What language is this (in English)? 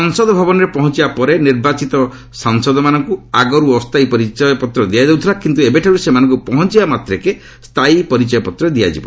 Odia